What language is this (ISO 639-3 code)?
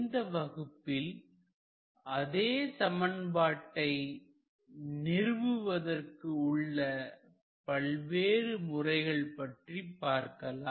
tam